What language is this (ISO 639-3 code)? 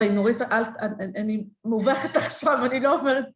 heb